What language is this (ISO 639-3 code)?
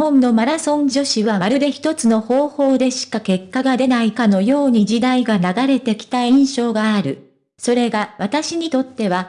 jpn